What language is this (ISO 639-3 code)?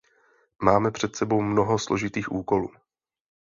ces